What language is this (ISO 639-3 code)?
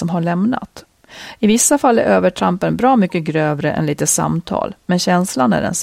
swe